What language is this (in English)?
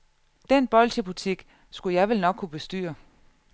Danish